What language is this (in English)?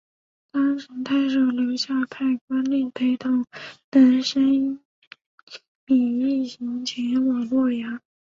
Chinese